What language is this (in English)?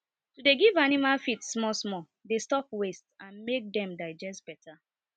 Nigerian Pidgin